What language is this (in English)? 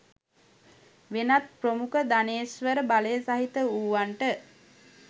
Sinhala